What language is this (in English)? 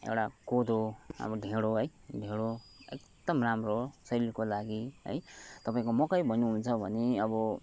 Nepali